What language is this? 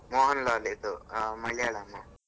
Kannada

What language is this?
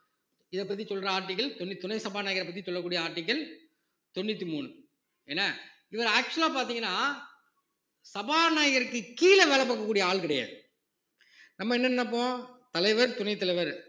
Tamil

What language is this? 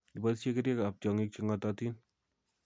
Kalenjin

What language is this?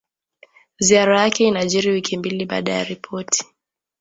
Swahili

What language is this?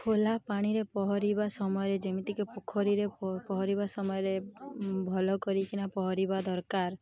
Odia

